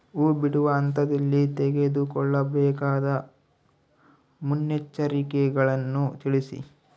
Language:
Kannada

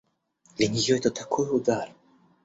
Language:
Russian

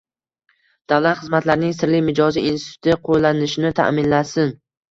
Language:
Uzbek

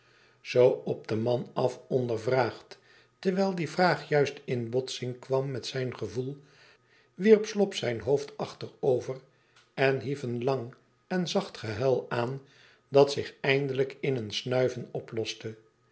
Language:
Dutch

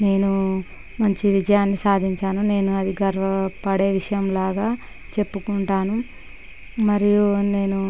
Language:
Telugu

